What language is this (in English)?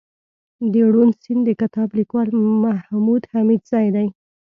Pashto